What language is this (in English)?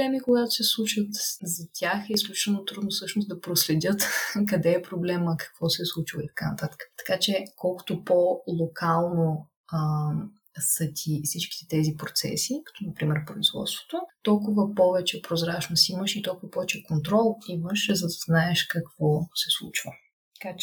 Bulgarian